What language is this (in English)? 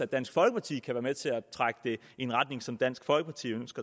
Danish